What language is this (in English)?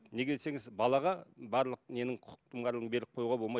Kazakh